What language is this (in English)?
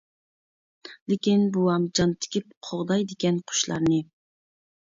Uyghur